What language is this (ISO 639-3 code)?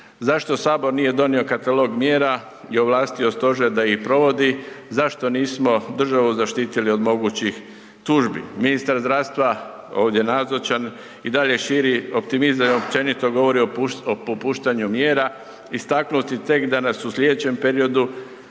hrv